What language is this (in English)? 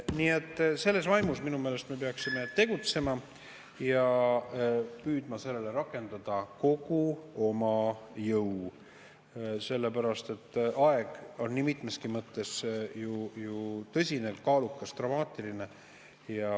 Estonian